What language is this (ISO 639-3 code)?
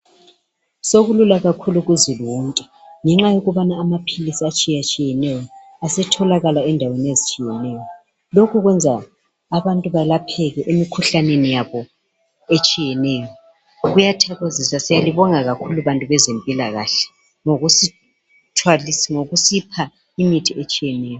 nde